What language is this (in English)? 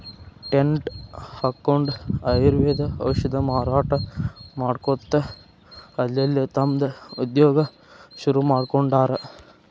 Kannada